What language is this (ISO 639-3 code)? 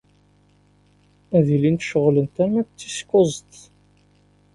kab